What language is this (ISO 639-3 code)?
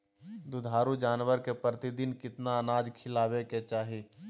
mag